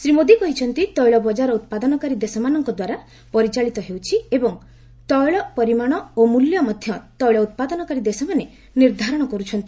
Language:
Odia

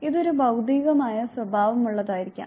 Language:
Malayalam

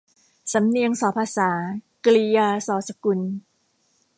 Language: Thai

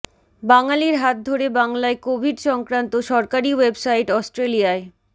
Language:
Bangla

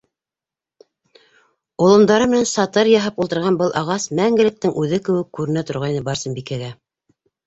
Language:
Bashkir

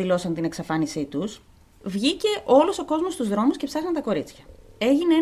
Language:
Greek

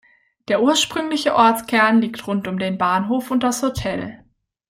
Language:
German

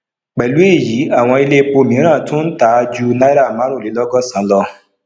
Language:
Yoruba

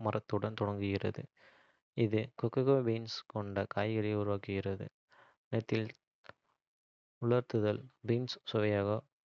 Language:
Kota (India)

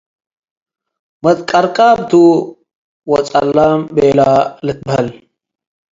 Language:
Tigre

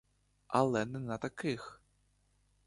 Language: Ukrainian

